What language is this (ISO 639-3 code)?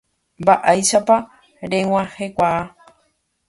grn